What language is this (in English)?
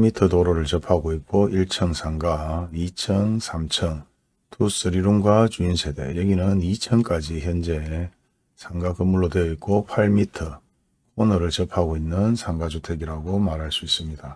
Korean